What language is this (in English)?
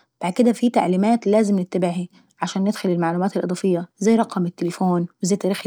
Saidi Arabic